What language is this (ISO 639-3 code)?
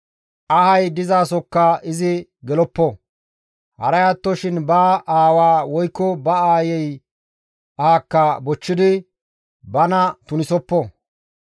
gmv